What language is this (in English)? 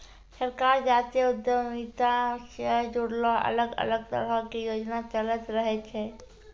Maithili